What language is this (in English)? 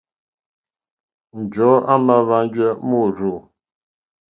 Mokpwe